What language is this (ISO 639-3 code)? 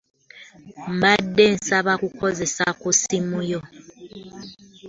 lug